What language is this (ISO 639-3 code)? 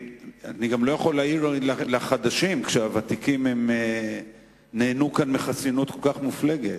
heb